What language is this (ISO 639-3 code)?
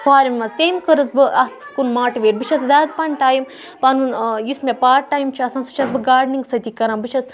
kas